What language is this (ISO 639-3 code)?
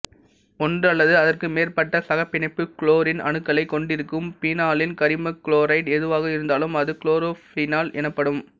tam